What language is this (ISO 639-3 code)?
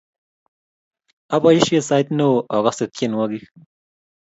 kln